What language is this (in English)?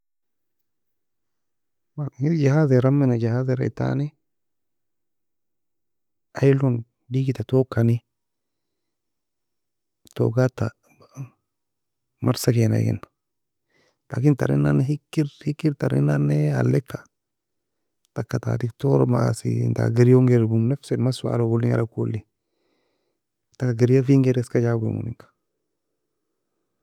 Nobiin